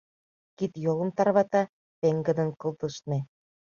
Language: Mari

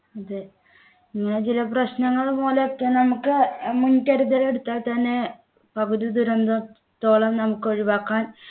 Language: Malayalam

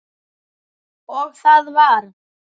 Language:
Icelandic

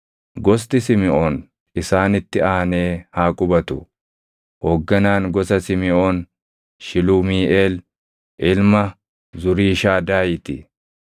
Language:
Oromo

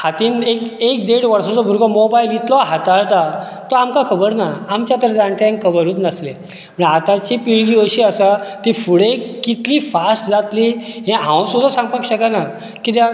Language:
Konkani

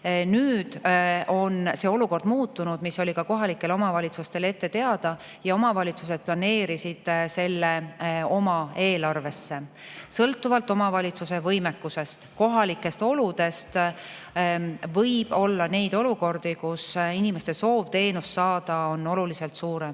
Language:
Estonian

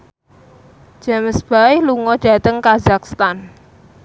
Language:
Javanese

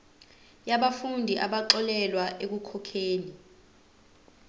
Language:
Zulu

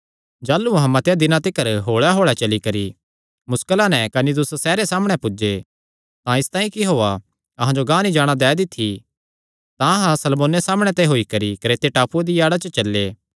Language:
Kangri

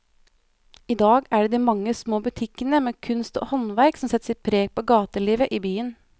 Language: Norwegian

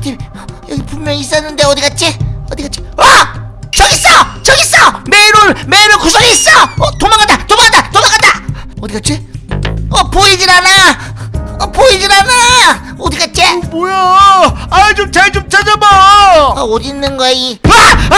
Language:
Korean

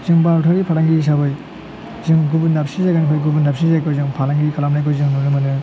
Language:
Bodo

